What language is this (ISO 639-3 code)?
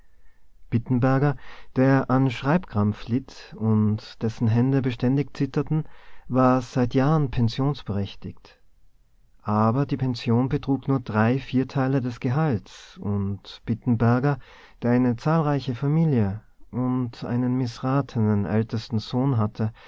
deu